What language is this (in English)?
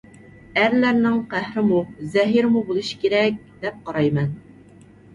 Uyghur